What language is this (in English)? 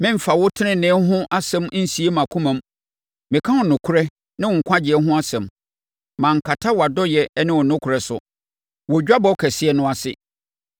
Akan